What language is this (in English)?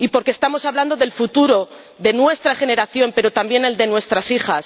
Spanish